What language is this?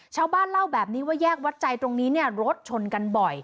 Thai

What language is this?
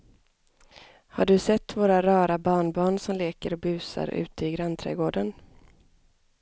Swedish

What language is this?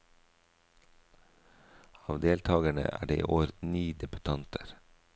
Norwegian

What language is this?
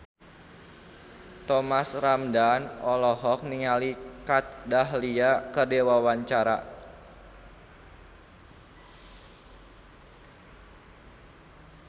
Sundanese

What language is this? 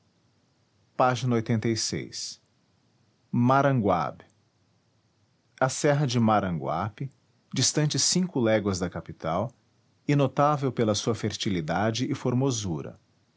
Portuguese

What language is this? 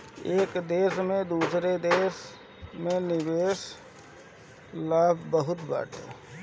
Bhojpuri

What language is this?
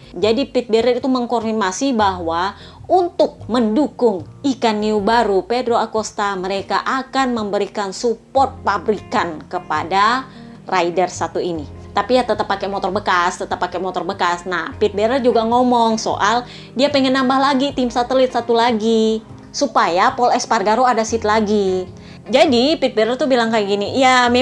Indonesian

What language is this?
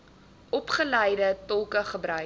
Afrikaans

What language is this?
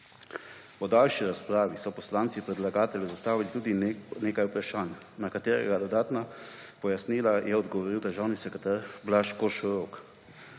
Slovenian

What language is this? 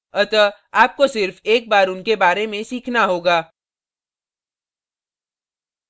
Hindi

